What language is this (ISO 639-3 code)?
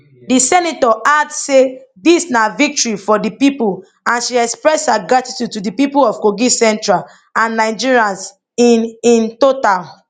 pcm